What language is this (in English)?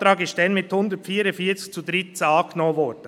Swiss German